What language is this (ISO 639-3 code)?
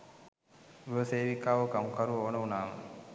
sin